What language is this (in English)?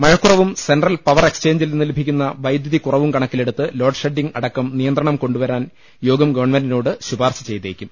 Malayalam